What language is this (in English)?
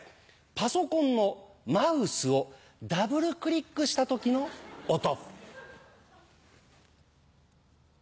Japanese